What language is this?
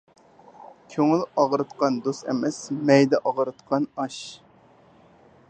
Uyghur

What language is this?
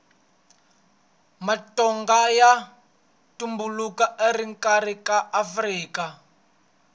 Tsonga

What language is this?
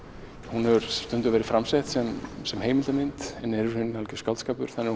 Icelandic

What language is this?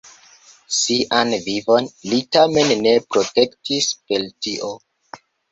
Esperanto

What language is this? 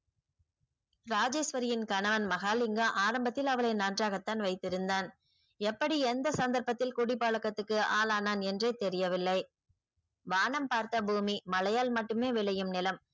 Tamil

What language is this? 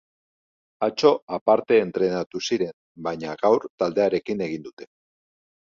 Basque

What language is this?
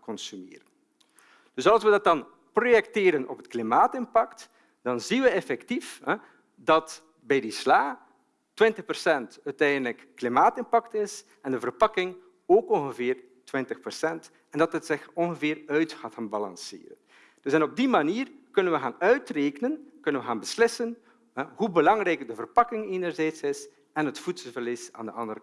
Dutch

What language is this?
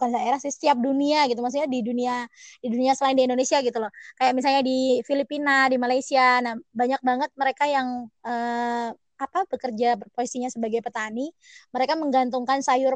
Indonesian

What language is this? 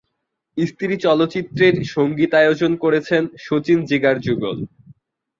Bangla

